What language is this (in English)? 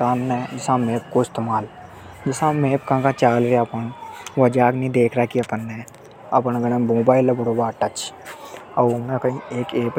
Hadothi